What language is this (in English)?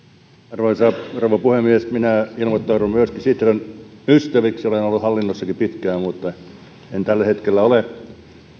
Finnish